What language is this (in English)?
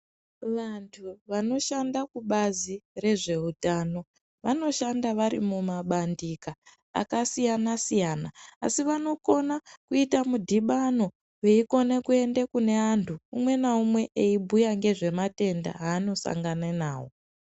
Ndau